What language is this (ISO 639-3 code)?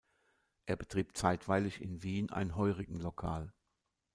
deu